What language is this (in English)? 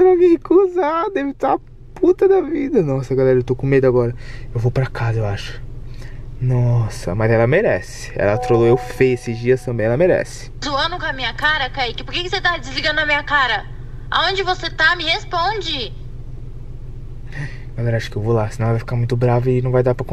Portuguese